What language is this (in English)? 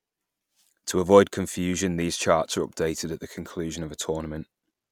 English